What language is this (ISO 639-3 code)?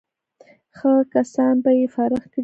pus